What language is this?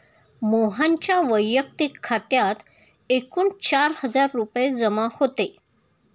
Marathi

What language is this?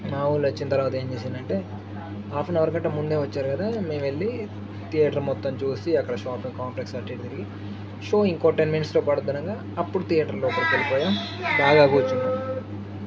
Telugu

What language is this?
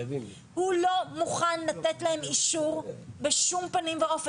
Hebrew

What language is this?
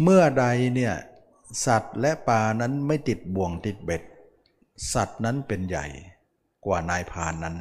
Thai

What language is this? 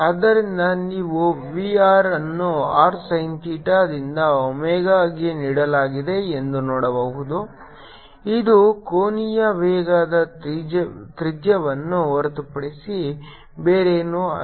Kannada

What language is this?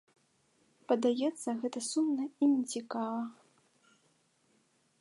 Belarusian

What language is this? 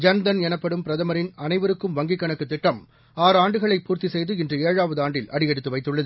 Tamil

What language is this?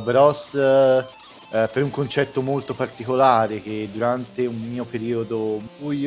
Italian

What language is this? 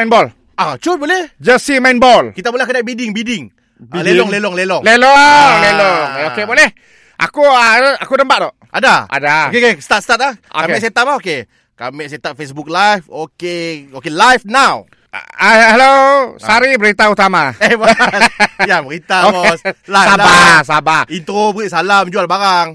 Malay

